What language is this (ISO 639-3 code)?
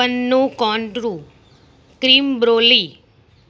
guj